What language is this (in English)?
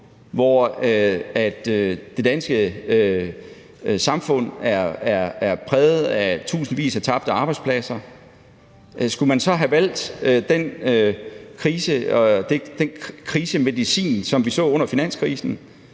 Danish